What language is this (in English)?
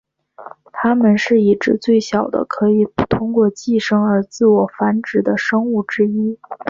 Chinese